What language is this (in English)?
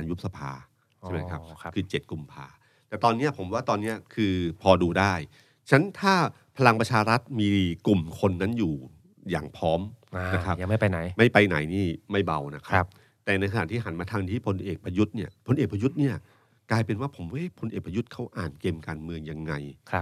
Thai